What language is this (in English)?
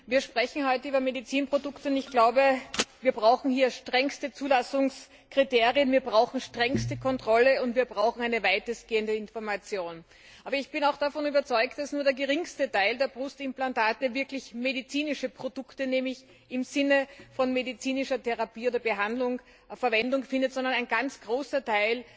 German